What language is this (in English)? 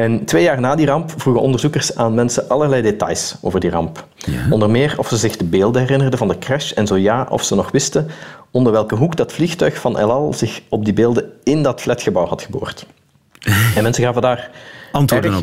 Dutch